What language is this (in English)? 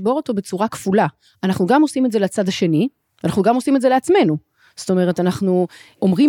Hebrew